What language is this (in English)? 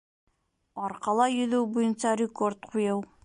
Bashkir